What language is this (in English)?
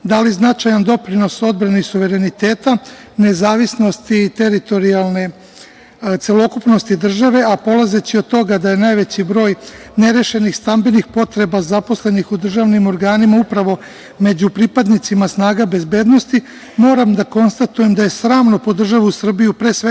Serbian